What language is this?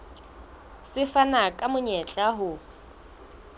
Southern Sotho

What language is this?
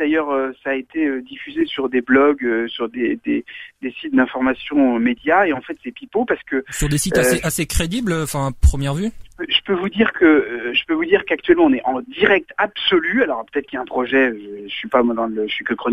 French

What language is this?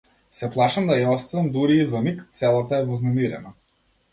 Macedonian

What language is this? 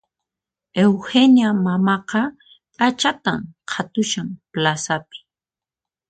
Puno Quechua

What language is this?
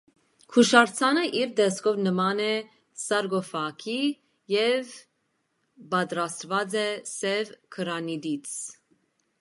Armenian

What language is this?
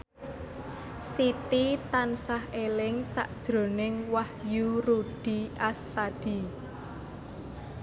Javanese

